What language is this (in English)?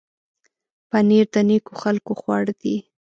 Pashto